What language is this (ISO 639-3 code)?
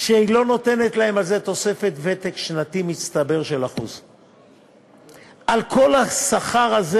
heb